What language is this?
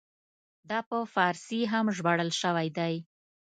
Pashto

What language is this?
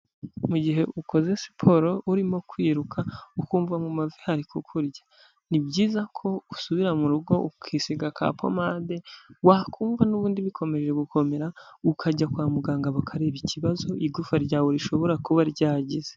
Kinyarwanda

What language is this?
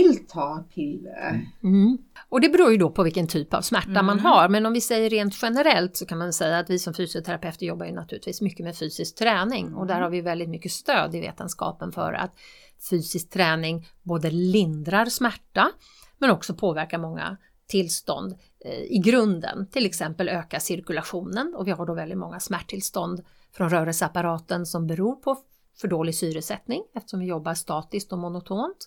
Swedish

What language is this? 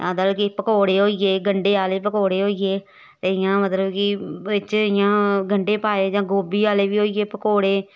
Dogri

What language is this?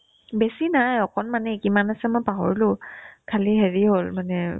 Assamese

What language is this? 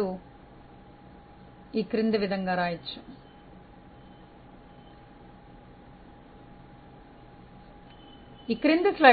Telugu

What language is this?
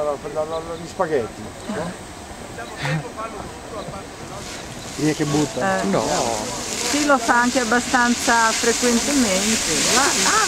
Italian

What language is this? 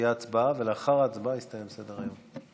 Hebrew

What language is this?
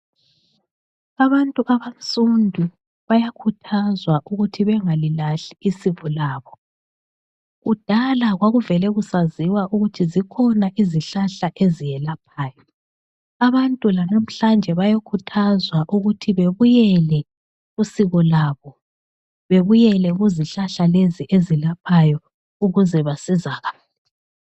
North Ndebele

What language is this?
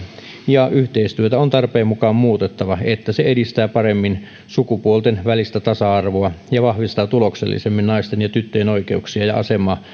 Finnish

